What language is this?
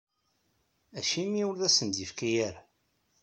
Kabyle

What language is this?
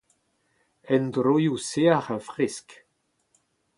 Breton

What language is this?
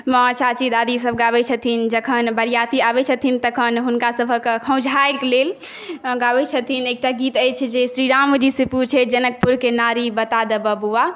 Maithili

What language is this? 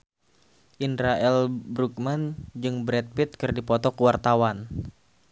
Sundanese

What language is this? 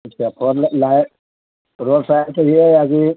Urdu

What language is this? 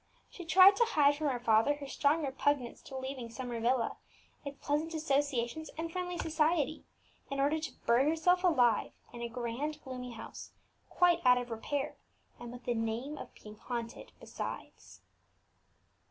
English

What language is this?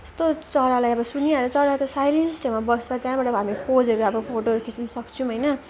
Nepali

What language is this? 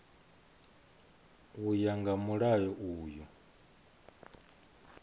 Venda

